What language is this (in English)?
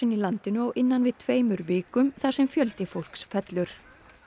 Icelandic